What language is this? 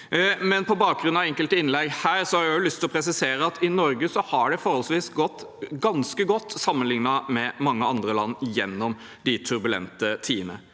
Norwegian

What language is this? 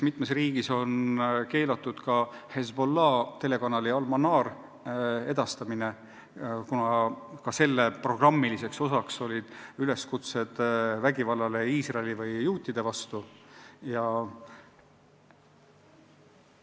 Estonian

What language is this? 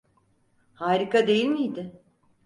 Turkish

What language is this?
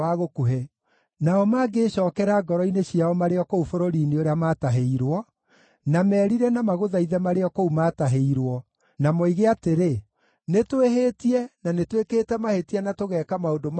Kikuyu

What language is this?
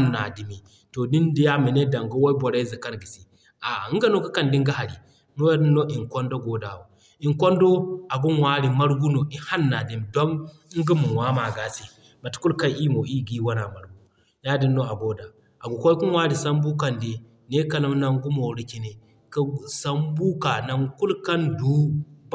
Zarma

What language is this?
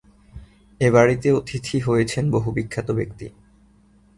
Bangla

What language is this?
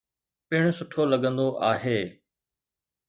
Sindhi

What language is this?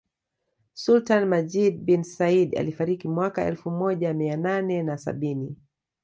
Swahili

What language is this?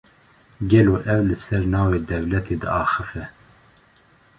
Kurdish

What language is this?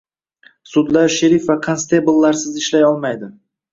Uzbek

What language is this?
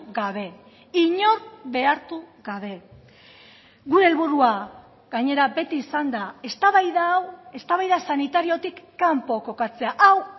Basque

